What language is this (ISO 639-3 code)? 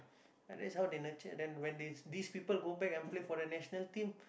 eng